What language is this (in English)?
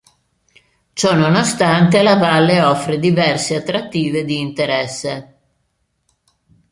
Italian